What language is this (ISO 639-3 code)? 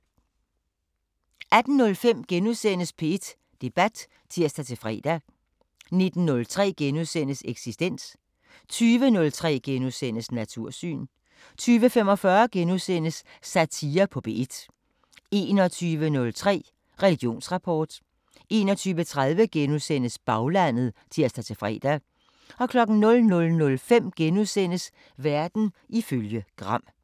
dan